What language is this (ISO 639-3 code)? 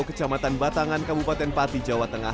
ind